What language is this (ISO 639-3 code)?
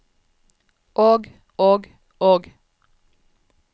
nor